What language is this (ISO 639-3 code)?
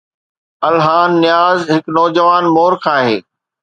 snd